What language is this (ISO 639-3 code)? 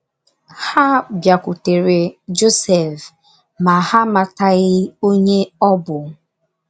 ibo